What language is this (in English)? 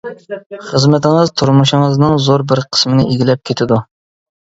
Uyghur